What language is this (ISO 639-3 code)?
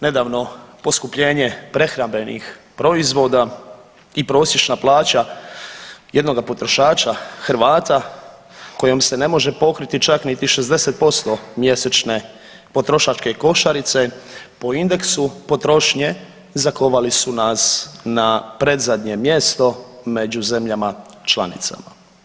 hrv